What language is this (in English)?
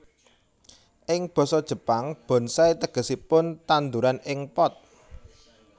Javanese